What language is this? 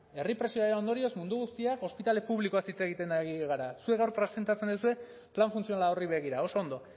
Basque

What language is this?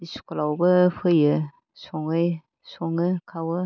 Bodo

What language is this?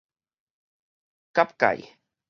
Min Nan Chinese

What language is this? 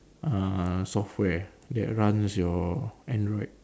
English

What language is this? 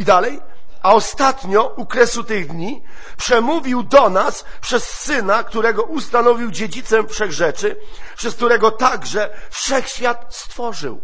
Polish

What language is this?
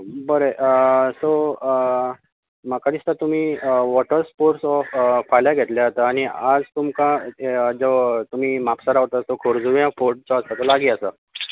Konkani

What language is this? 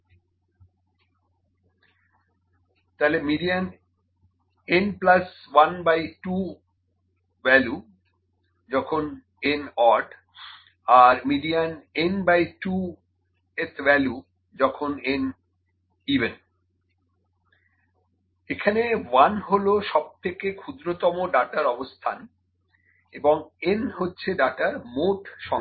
Bangla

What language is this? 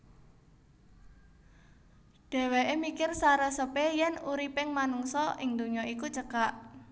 Javanese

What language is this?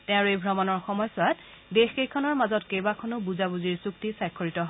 Assamese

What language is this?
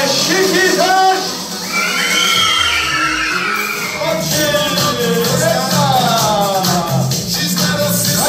Turkish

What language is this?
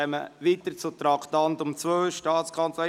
Swiss German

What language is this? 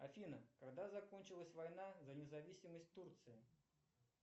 Russian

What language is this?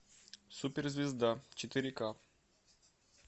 Russian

